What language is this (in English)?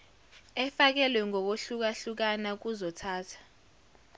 Zulu